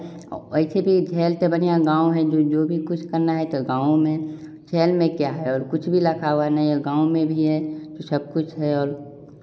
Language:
Hindi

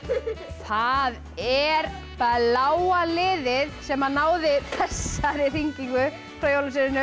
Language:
Icelandic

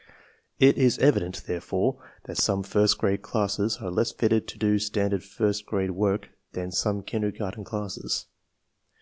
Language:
English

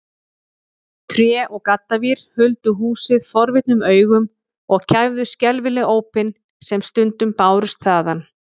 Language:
Icelandic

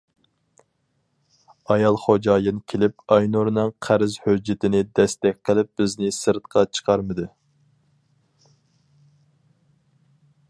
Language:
Uyghur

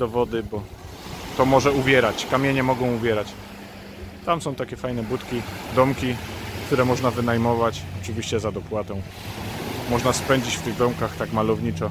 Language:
Polish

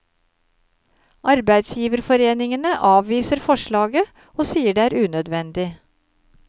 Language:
Norwegian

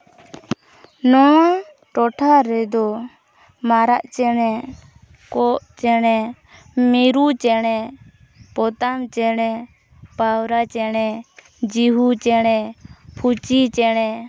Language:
Santali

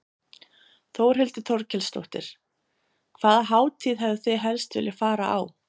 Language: Icelandic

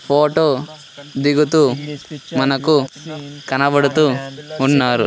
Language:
Telugu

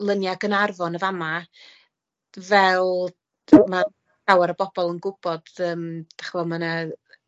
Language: Welsh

